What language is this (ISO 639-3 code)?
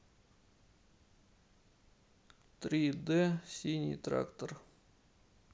rus